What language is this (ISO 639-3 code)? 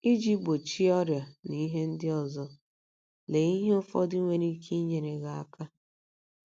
ibo